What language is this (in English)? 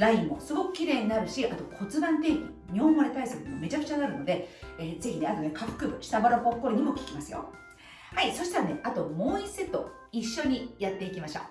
Japanese